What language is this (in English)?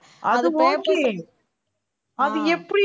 Tamil